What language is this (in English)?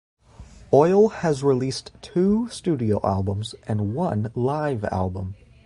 English